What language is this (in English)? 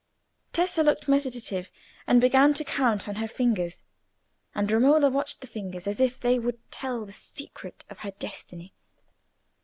English